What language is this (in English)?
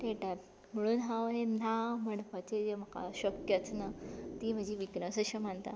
Konkani